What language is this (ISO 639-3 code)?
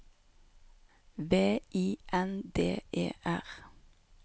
nor